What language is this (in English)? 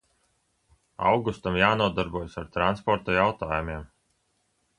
Latvian